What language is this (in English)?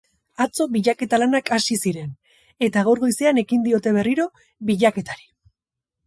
Basque